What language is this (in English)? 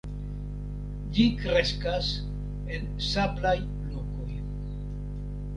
Esperanto